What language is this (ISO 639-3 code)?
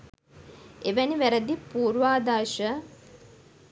sin